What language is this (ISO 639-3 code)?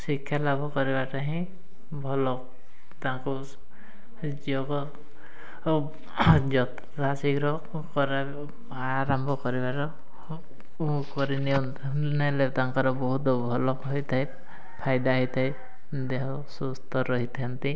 ori